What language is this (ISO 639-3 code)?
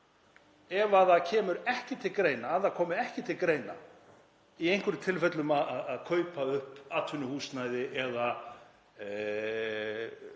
isl